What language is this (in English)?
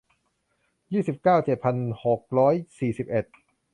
Thai